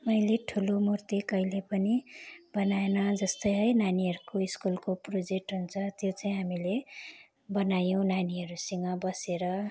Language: Nepali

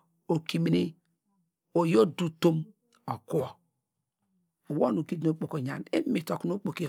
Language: Degema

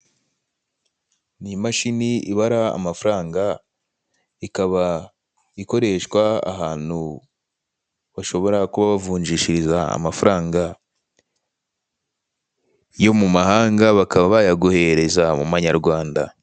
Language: Kinyarwanda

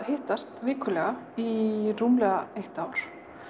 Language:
Icelandic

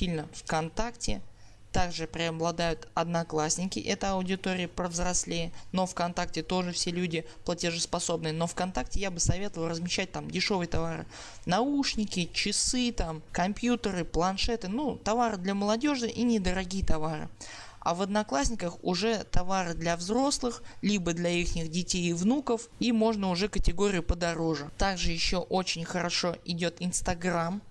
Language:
Russian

